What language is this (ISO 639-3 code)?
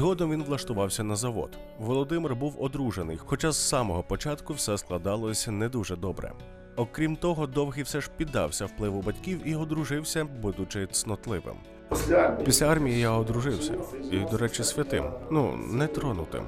ukr